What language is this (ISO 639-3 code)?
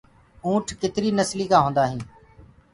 ggg